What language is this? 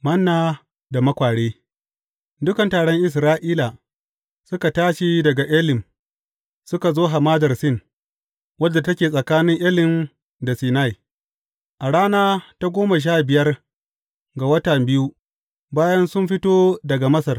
Hausa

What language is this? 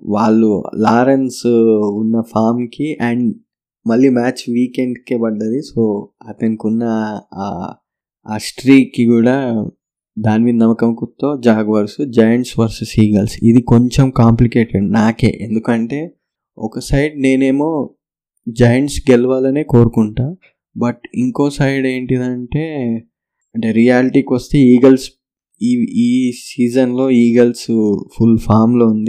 Telugu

